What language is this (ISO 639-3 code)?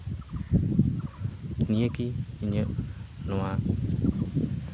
sat